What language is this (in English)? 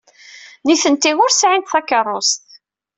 Kabyle